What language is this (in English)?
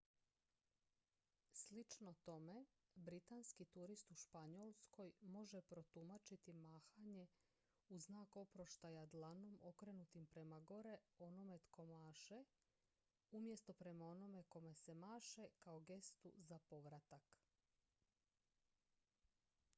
Croatian